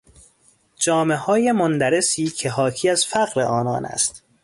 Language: Persian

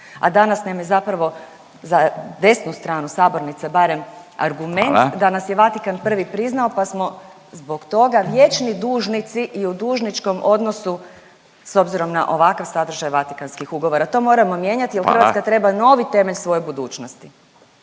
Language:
Croatian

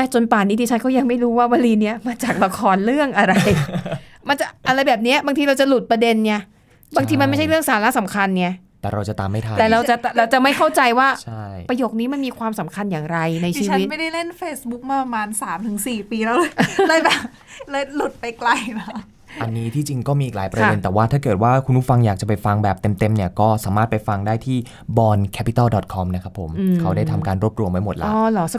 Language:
Thai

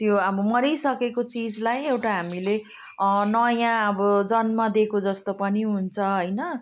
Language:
Nepali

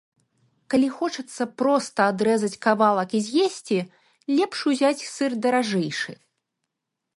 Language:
Belarusian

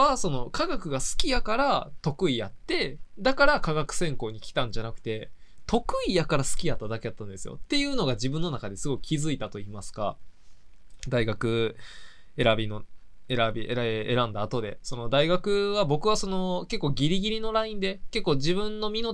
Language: Japanese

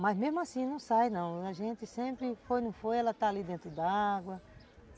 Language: Portuguese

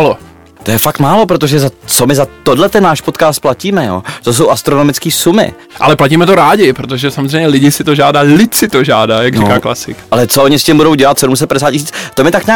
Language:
Czech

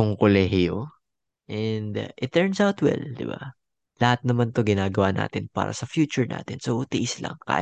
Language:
Filipino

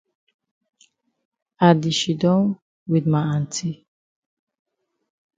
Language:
Cameroon Pidgin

